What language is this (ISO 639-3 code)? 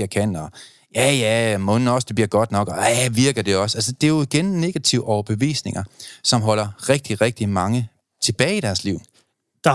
dan